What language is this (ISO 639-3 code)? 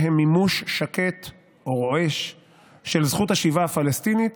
heb